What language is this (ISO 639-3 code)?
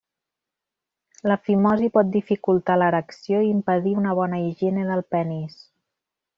cat